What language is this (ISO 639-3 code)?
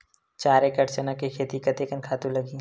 hne